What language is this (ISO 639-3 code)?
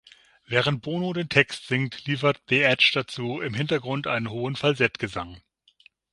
deu